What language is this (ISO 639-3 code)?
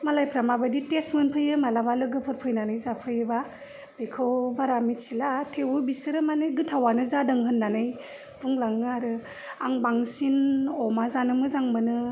brx